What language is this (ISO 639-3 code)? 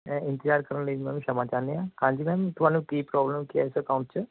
pan